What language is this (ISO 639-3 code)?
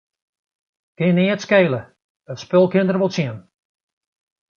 fry